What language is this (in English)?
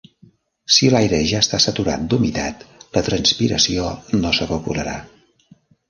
Catalan